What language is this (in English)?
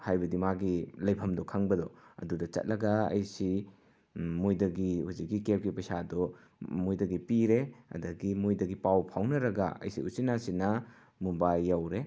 Manipuri